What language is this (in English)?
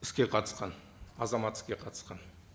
Kazakh